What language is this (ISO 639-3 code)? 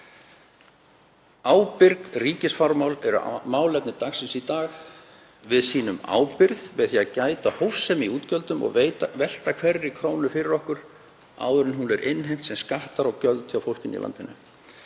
isl